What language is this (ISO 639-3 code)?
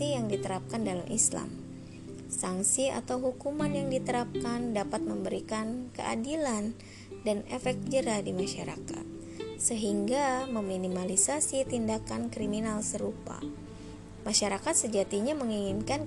ind